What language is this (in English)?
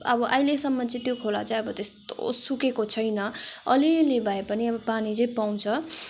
Nepali